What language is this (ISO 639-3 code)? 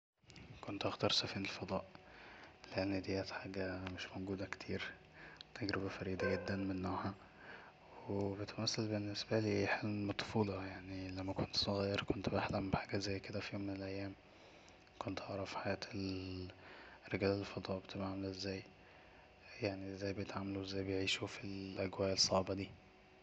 arz